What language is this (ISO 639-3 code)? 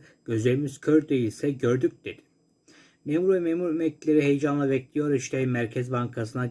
tur